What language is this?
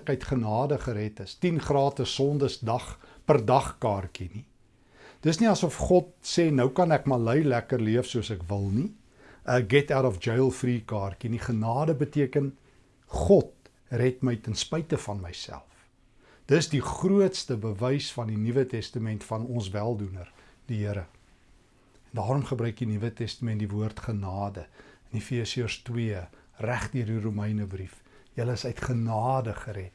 Dutch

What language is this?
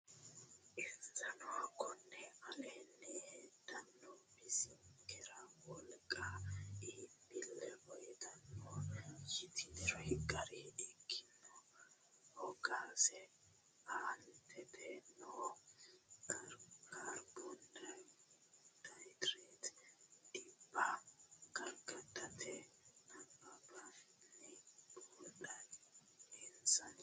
Sidamo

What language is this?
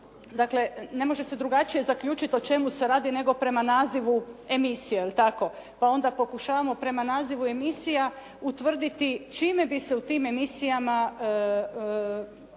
Croatian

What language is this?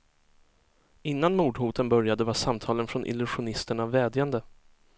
Swedish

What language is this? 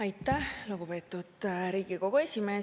Estonian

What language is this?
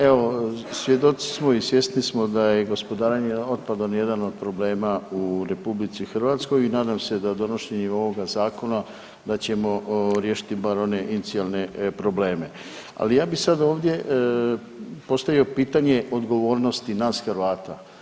Croatian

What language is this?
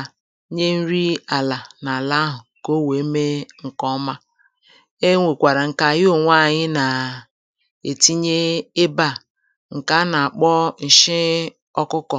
Igbo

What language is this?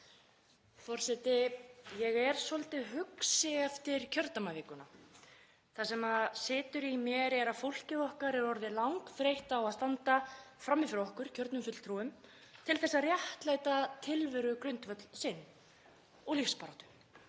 Icelandic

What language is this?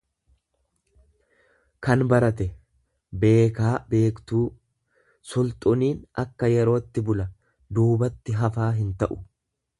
Oromo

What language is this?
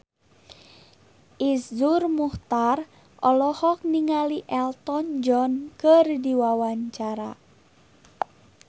Sundanese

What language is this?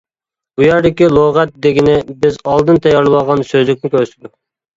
Uyghur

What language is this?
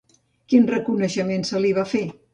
Catalan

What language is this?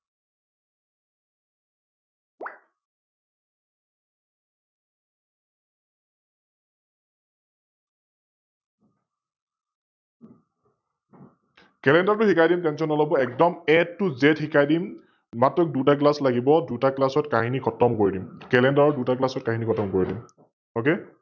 Assamese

